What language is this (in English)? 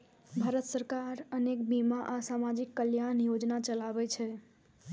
Maithili